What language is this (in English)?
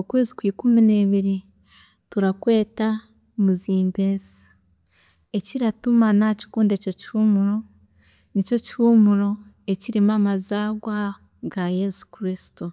Chiga